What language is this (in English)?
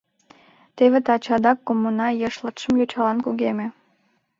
Mari